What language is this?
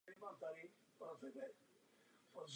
Czech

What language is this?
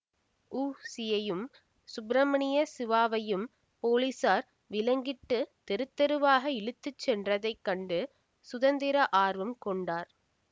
Tamil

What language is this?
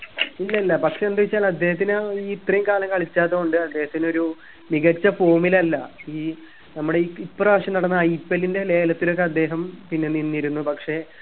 Malayalam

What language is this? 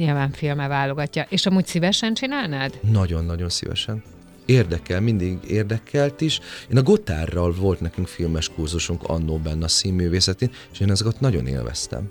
Hungarian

